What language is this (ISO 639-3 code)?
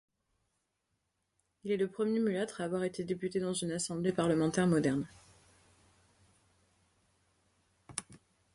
fra